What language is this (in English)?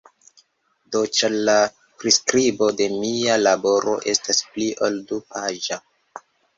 Esperanto